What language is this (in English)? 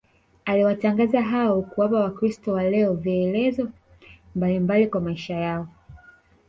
Swahili